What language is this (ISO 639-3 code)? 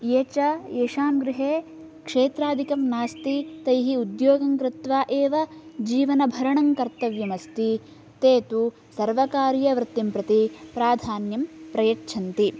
san